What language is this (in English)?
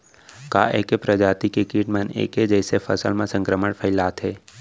Chhattisgarhi